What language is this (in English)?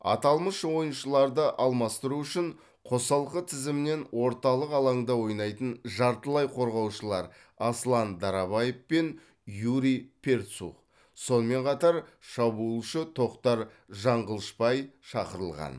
Kazakh